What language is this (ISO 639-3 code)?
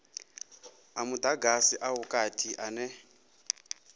ven